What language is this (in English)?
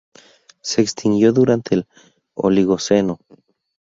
Spanish